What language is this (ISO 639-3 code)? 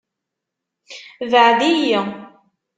kab